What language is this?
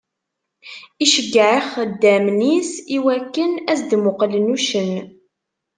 Kabyle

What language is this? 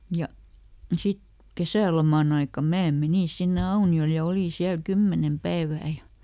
Finnish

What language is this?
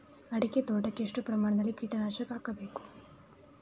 Kannada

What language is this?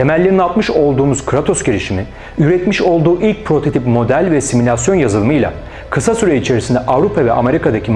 Turkish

